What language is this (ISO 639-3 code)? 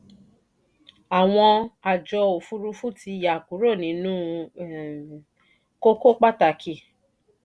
yor